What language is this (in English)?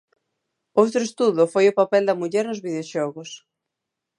Galician